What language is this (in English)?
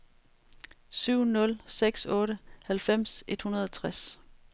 Danish